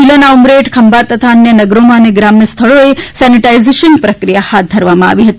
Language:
Gujarati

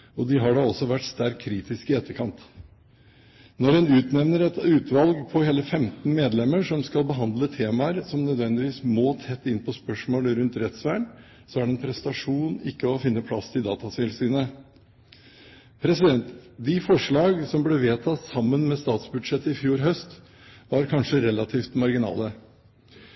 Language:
Norwegian Bokmål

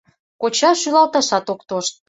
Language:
Mari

